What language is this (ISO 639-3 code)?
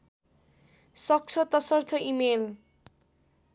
nep